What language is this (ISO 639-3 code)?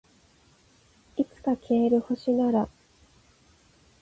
jpn